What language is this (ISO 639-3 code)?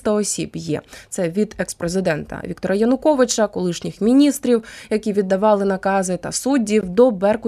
ukr